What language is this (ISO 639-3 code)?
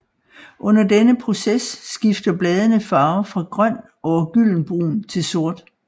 dan